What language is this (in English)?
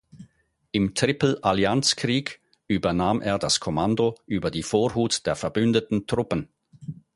German